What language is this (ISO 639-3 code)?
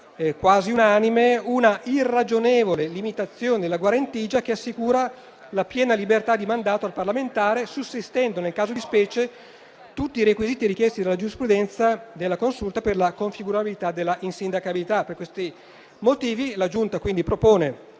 ita